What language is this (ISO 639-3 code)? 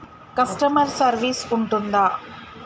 tel